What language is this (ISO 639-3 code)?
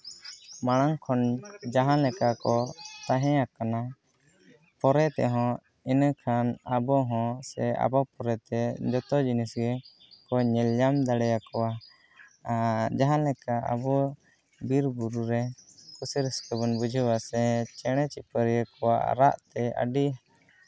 sat